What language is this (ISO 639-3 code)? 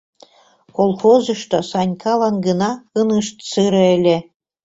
chm